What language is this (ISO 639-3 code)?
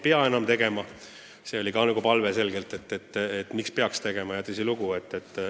est